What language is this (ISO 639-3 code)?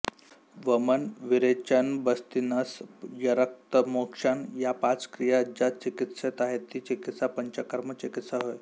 mar